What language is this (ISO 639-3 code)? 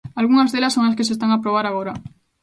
glg